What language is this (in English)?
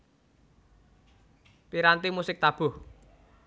Javanese